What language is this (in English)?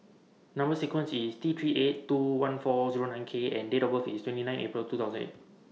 English